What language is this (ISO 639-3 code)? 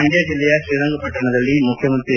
kan